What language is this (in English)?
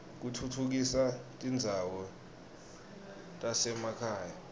Swati